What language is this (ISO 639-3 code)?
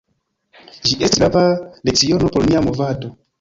epo